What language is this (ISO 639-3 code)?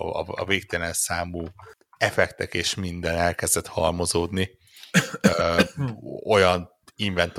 hun